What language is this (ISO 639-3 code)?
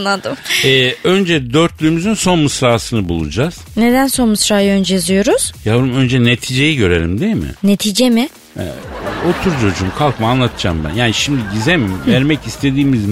tur